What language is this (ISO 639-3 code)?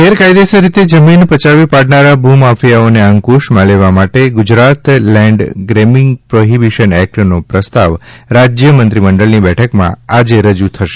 guj